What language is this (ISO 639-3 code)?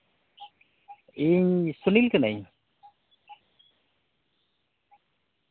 sat